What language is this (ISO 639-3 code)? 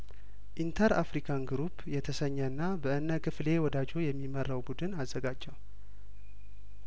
amh